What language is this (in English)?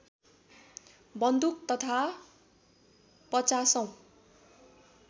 Nepali